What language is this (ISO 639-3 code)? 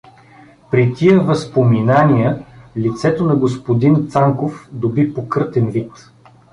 bul